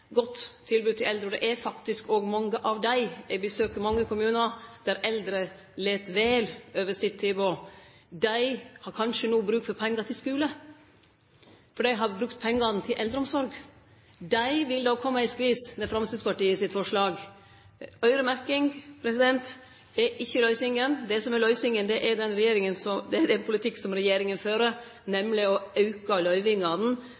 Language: Norwegian Nynorsk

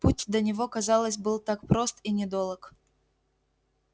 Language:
Russian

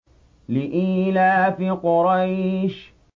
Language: Arabic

